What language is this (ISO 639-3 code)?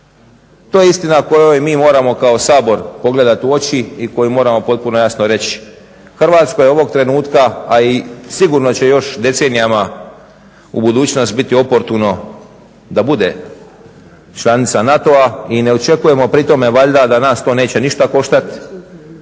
hrv